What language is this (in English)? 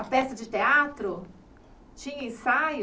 Portuguese